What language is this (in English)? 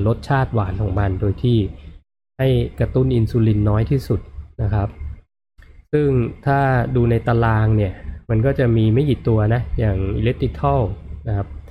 Thai